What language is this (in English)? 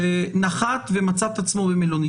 Hebrew